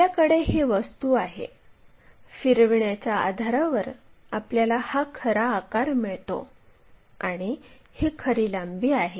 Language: Marathi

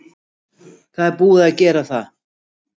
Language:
Icelandic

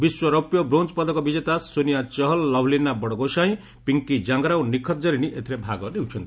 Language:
Odia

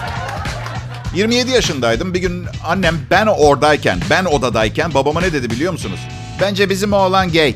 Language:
Turkish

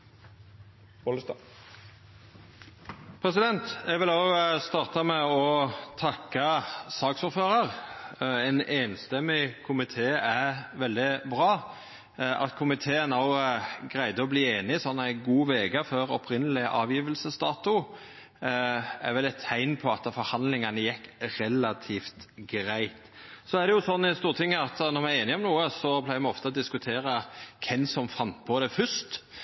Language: Norwegian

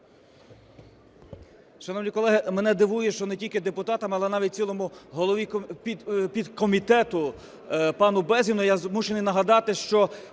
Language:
Ukrainian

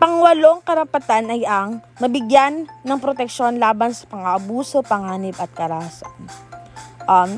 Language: Filipino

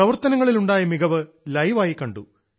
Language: Malayalam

